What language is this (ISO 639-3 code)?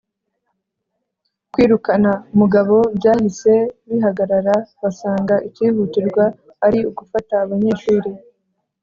kin